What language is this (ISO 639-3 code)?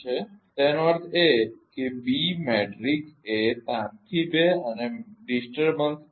guj